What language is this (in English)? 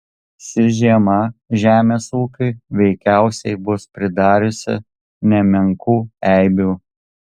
Lithuanian